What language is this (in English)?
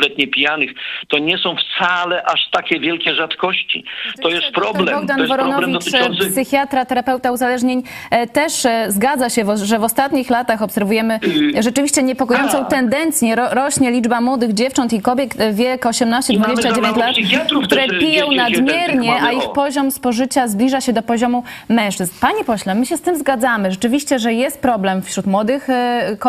Polish